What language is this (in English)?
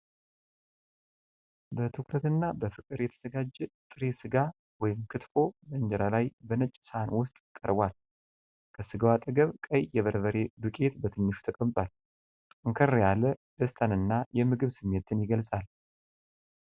Amharic